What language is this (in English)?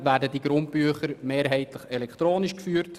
Swiss German